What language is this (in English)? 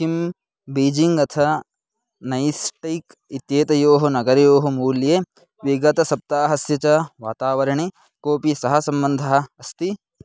Sanskrit